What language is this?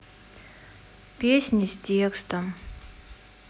Russian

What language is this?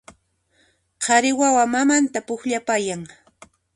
Puno Quechua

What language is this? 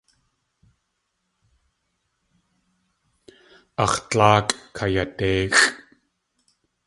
Tlingit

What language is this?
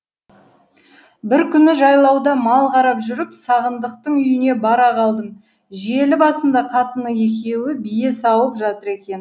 Kazakh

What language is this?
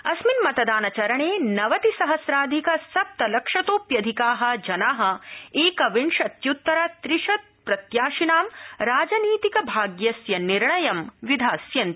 Sanskrit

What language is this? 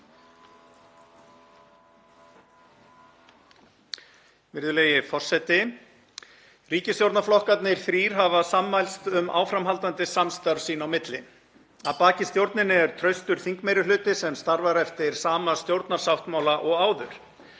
Icelandic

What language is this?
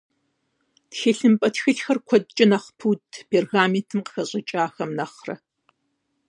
Kabardian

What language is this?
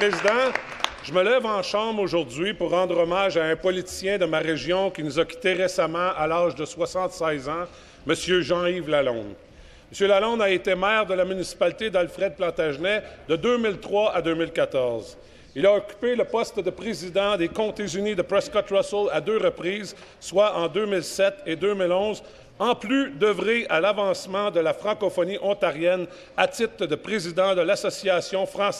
French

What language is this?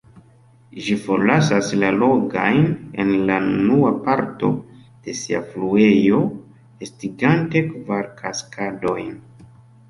Esperanto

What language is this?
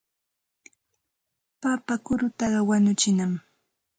Santa Ana de Tusi Pasco Quechua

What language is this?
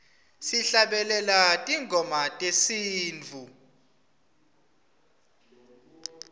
Swati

